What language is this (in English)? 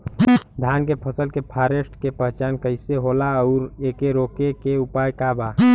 Bhojpuri